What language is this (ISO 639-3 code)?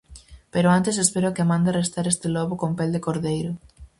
glg